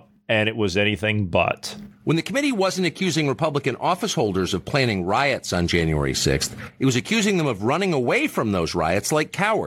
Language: English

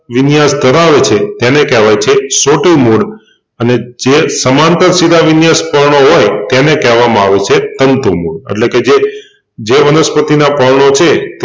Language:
Gujarati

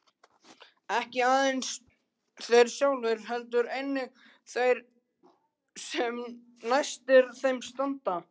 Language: Icelandic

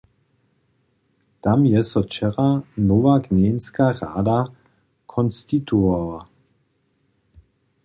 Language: Upper Sorbian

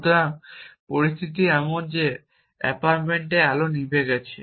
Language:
Bangla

